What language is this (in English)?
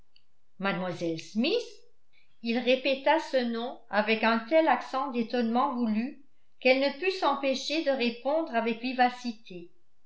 French